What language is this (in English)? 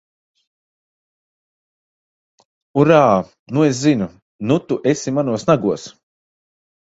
Latvian